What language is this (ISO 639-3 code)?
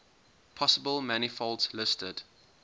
eng